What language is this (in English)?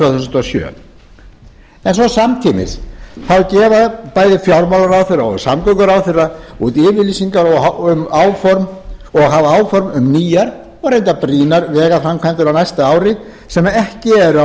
Icelandic